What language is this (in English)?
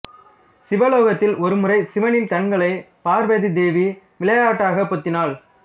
Tamil